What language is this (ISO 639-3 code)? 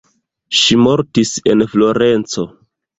epo